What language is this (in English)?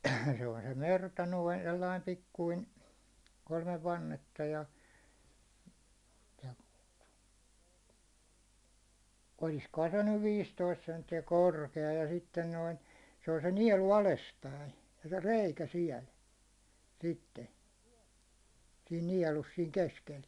Finnish